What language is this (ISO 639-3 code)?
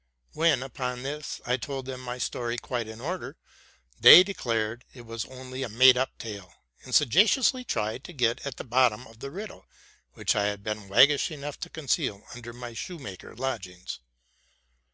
eng